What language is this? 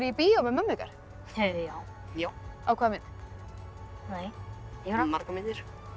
Icelandic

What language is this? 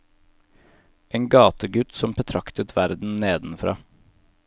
Norwegian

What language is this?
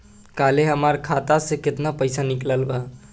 Bhojpuri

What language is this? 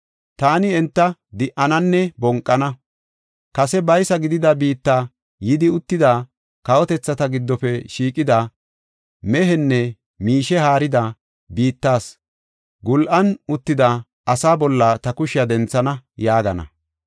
Gofa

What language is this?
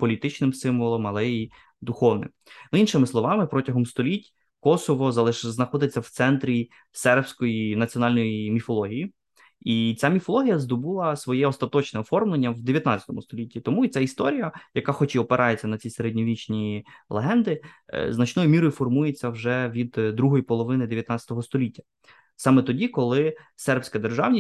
Ukrainian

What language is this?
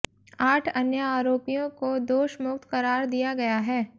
Hindi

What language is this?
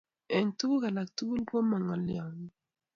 Kalenjin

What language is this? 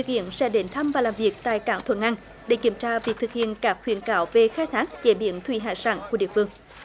Vietnamese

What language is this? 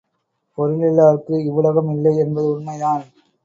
Tamil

